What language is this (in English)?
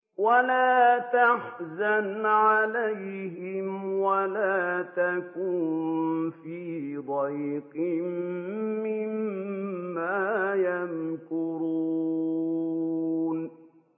Arabic